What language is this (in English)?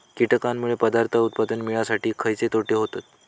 Marathi